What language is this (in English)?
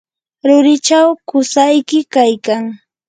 Yanahuanca Pasco Quechua